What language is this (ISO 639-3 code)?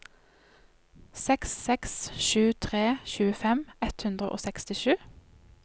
nor